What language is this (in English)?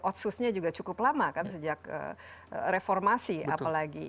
Indonesian